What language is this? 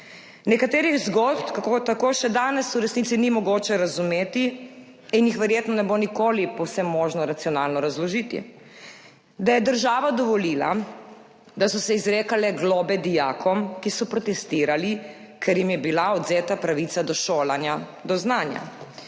Slovenian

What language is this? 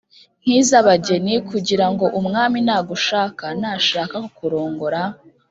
Kinyarwanda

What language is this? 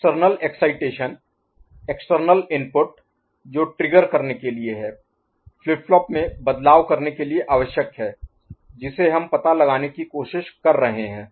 Hindi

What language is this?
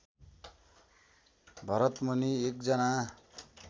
Nepali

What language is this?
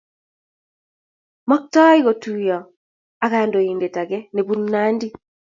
Kalenjin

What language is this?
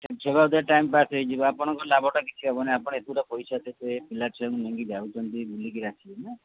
Odia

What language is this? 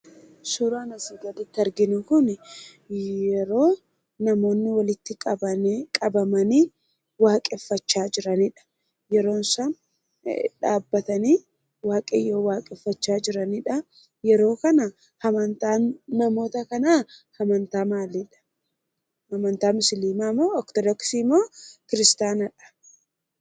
Oromo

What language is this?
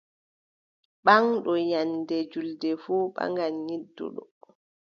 Adamawa Fulfulde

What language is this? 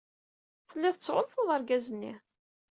Kabyle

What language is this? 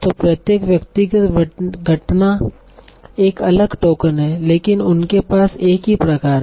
Hindi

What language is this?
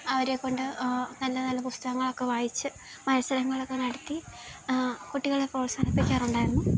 Malayalam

